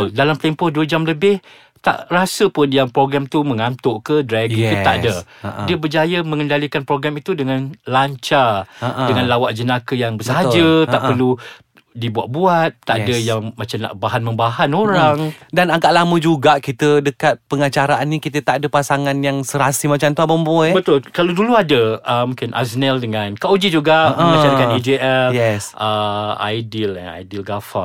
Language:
Malay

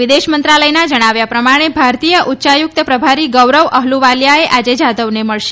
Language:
Gujarati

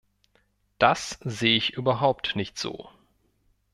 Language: German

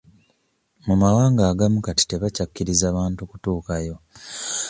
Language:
Ganda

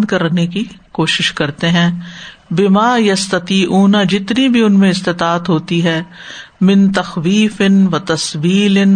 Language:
Urdu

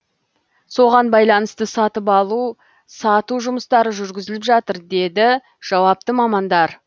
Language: Kazakh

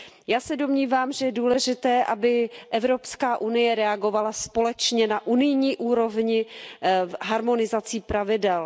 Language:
Czech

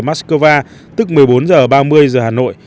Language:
Vietnamese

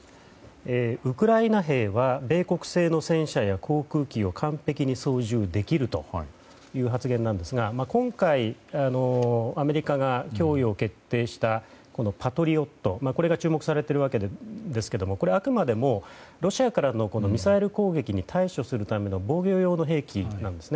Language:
Japanese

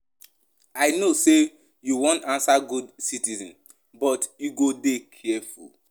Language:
Nigerian Pidgin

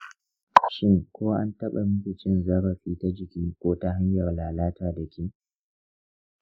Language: Hausa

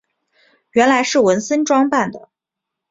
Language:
Chinese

